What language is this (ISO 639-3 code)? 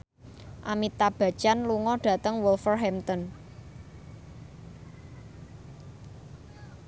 jav